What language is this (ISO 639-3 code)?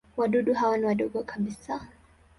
swa